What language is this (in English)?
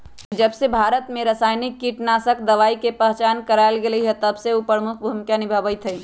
Magahi